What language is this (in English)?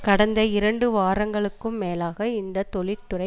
Tamil